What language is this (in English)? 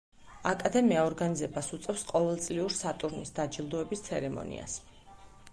Georgian